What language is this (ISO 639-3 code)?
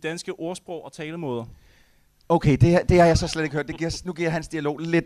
dan